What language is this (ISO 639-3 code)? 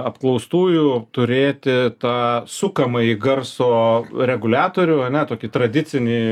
lit